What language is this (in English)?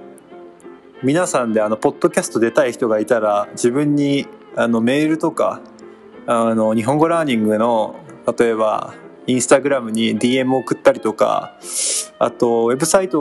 Japanese